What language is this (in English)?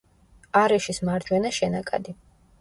Georgian